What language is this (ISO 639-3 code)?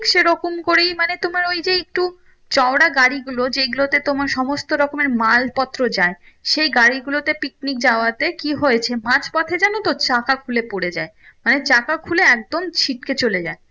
ben